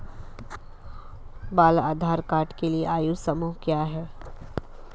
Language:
Hindi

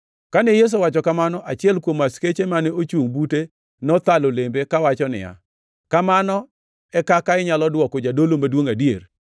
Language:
Luo (Kenya and Tanzania)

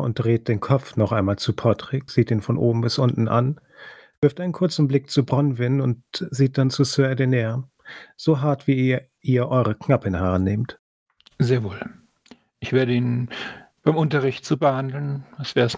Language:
German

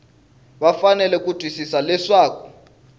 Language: Tsonga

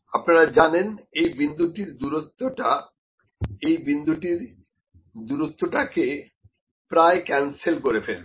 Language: Bangla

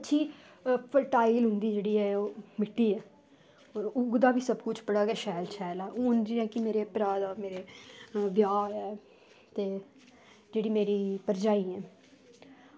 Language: Dogri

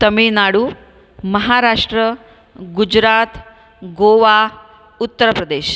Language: Marathi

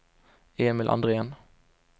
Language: Swedish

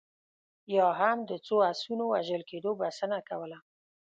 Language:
Pashto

